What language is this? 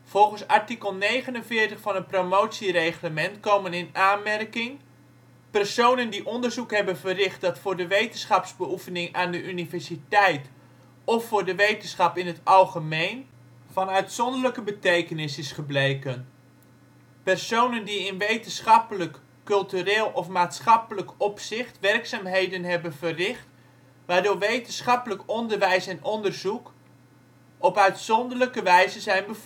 Dutch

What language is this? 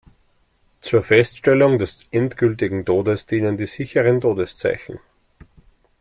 German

